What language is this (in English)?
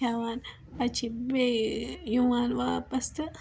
Kashmiri